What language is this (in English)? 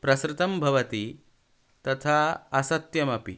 Sanskrit